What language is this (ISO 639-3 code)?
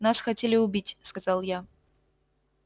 rus